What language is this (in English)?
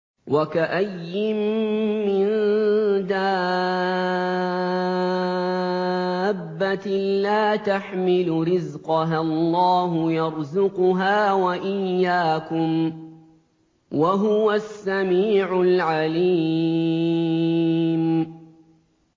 Arabic